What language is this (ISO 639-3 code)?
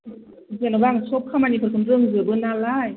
brx